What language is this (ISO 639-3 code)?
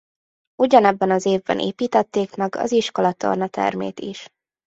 hun